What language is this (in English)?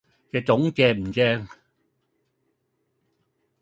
Cantonese